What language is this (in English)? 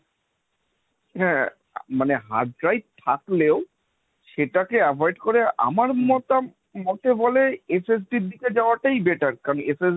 Bangla